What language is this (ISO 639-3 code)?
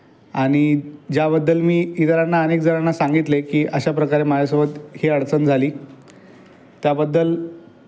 mar